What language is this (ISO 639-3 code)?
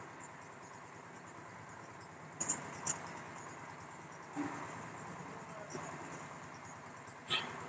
hin